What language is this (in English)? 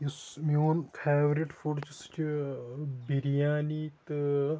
Kashmiri